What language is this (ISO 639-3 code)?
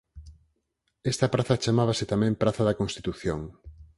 glg